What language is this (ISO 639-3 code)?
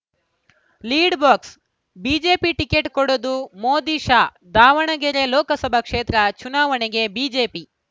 kan